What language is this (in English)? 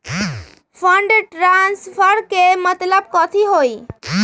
Magahi